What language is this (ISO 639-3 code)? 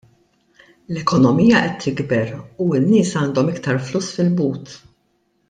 mlt